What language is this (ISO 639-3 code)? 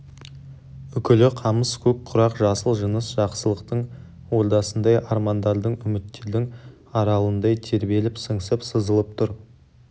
kaz